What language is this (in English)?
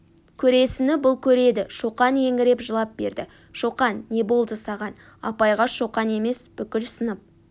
Kazakh